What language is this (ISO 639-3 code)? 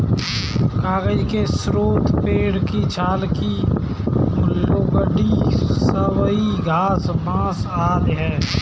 hin